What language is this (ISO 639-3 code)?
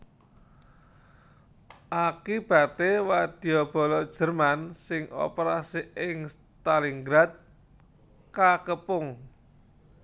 jav